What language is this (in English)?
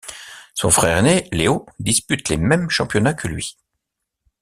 French